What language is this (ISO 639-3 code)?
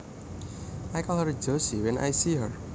jav